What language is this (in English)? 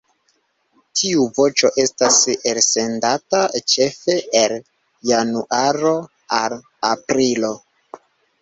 Esperanto